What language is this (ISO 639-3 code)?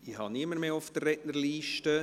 gsw